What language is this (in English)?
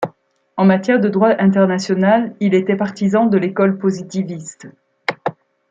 French